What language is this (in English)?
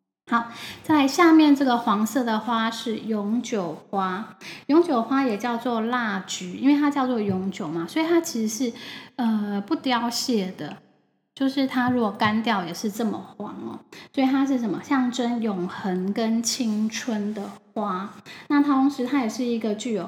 Chinese